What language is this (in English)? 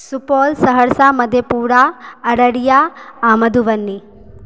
Maithili